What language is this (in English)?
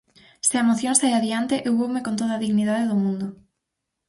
Galician